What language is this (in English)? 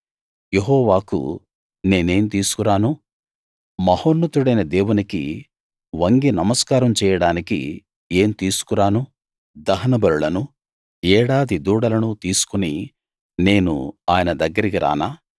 Telugu